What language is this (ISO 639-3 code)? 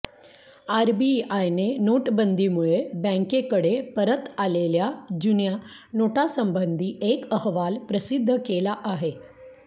mar